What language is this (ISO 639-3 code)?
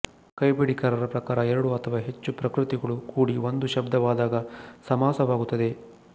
kan